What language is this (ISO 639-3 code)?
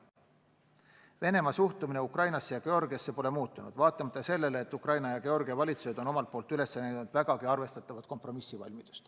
est